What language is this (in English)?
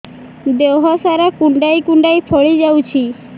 Odia